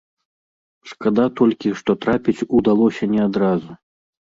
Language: Belarusian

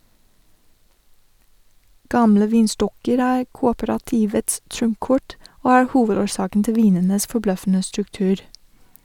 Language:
Norwegian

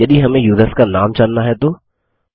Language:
Hindi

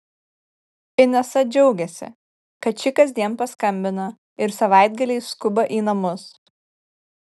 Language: Lithuanian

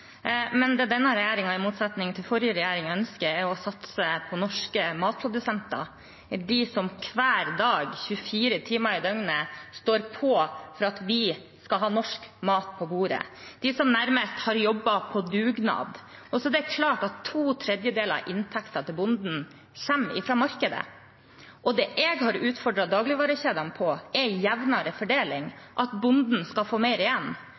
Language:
Norwegian Bokmål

